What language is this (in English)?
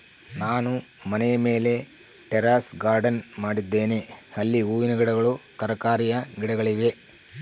Kannada